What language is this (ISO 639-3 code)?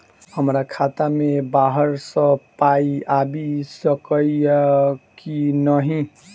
mai